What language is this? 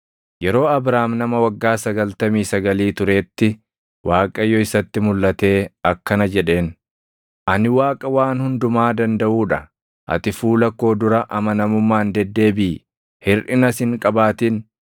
Oromo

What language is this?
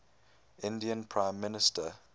English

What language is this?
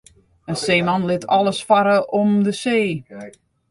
Western Frisian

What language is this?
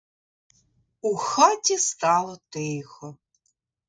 Ukrainian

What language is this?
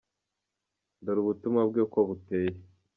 Kinyarwanda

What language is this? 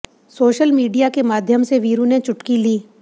Hindi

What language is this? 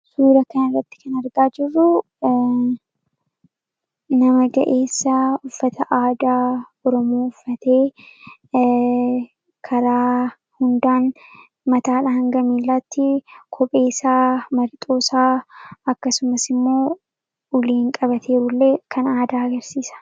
Oromo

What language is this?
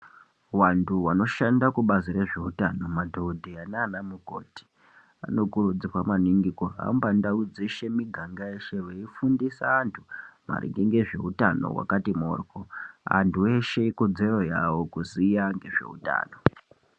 Ndau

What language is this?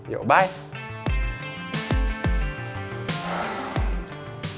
Indonesian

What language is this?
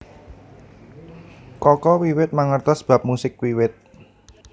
Javanese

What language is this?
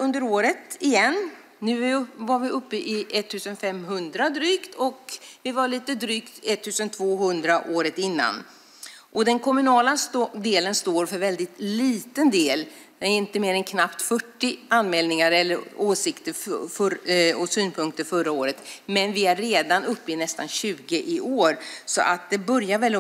Swedish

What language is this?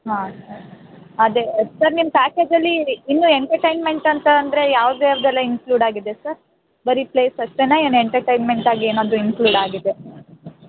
Kannada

